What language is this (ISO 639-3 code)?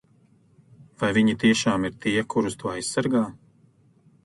lav